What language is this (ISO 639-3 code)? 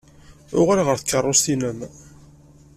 kab